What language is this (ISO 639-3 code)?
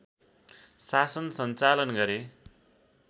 nep